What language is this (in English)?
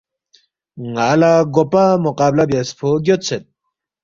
Balti